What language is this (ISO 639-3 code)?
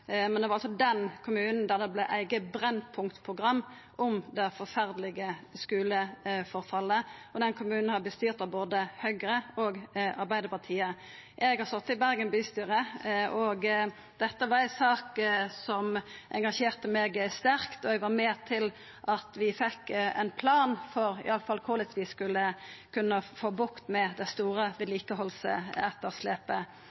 nno